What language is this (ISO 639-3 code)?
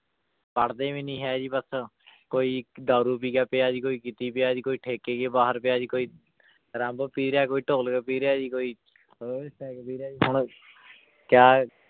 pan